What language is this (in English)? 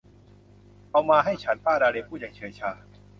Thai